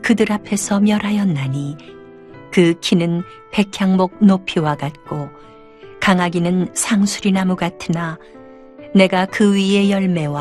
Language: Korean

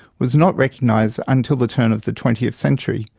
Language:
English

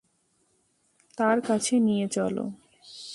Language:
Bangla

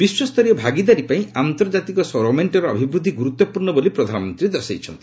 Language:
Odia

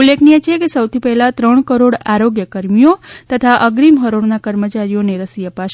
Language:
Gujarati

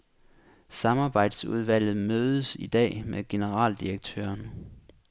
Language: Danish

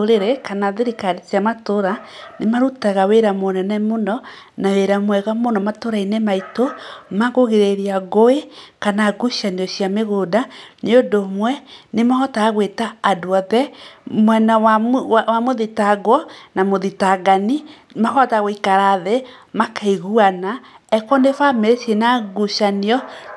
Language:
Kikuyu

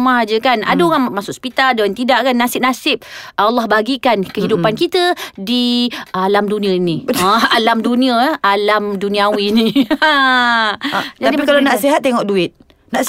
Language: Malay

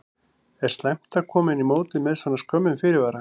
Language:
Icelandic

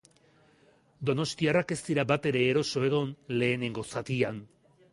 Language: Basque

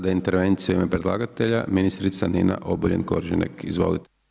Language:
Croatian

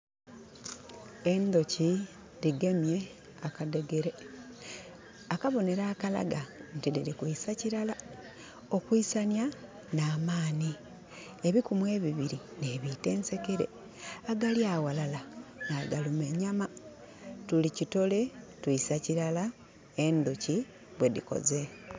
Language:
Soga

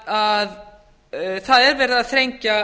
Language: Icelandic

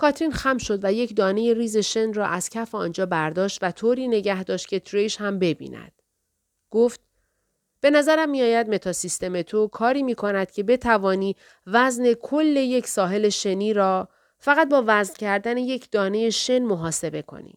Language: Persian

